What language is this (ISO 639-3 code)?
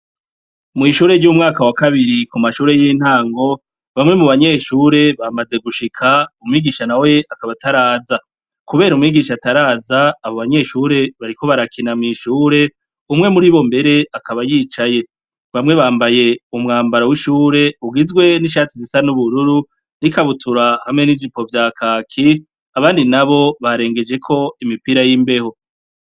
run